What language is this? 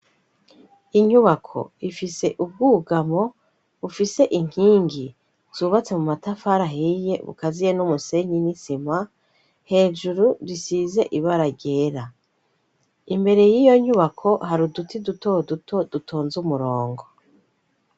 Rundi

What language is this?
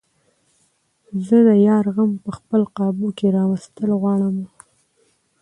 Pashto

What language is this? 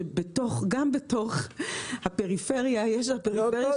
Hebrew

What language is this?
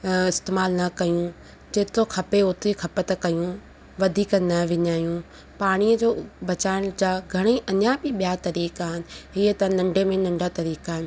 Sindhi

